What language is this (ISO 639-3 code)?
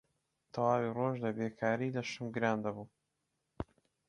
ckb